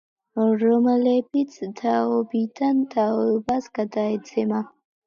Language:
Georgian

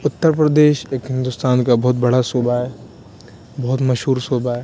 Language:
Urdu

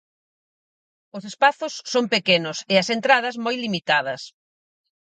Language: Galician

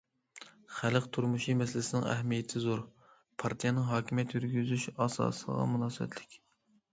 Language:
Uyghur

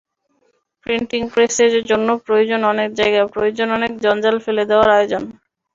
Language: Bangla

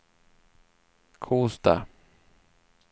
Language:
Swedish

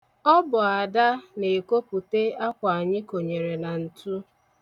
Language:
Igbo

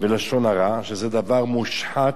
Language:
Hebrew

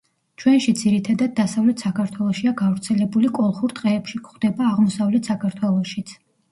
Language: Georgian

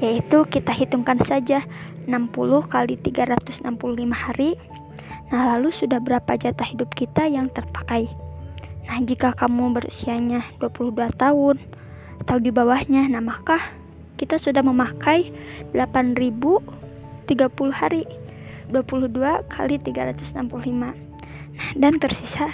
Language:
Indonesian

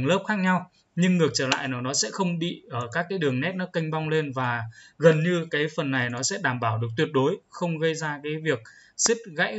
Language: Vietnamese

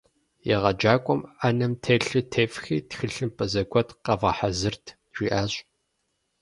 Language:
Kabardian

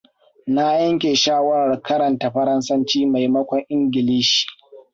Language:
Hausa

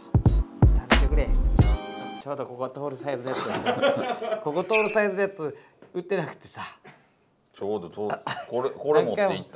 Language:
Japanese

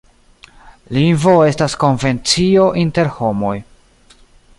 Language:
Esperanto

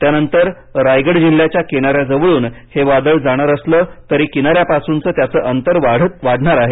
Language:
Marathi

